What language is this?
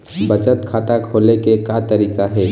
Chhattisgarhi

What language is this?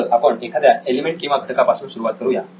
Marathi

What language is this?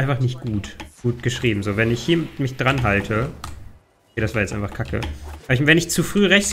German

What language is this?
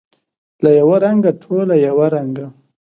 Pashto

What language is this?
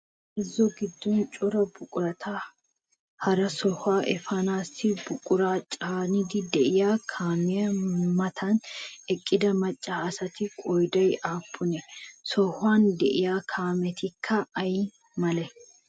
Wolaytta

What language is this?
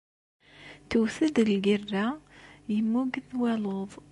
Kabyle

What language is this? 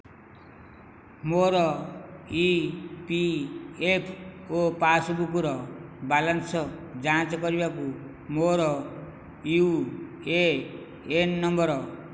Odia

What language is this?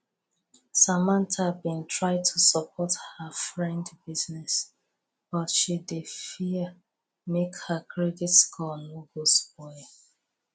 Nigerian Pidgin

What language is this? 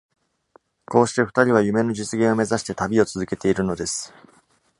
Japanese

